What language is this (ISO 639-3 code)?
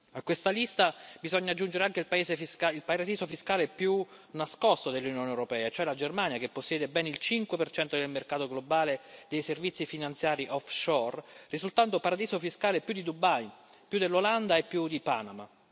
ita